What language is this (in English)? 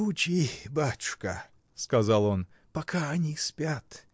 Russian